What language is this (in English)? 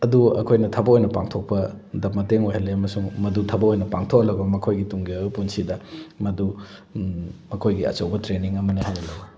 Manipuri